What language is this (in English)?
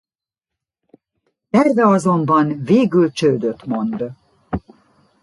Hungarian